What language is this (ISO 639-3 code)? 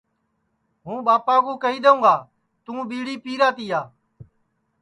ssi